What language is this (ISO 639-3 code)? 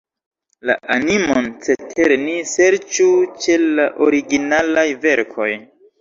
epo